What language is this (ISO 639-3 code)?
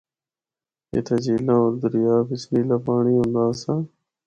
hno